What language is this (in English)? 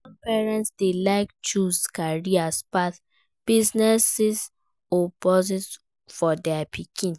Nigerian Pidgin